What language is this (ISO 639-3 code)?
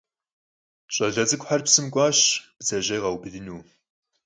kbd